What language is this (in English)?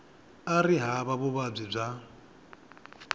Tsonga